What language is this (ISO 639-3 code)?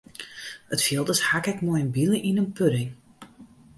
fry